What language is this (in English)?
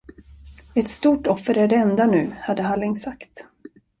Swedish